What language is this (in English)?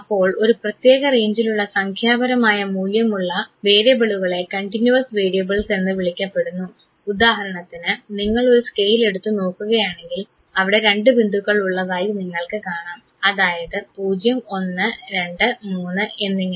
Malayalam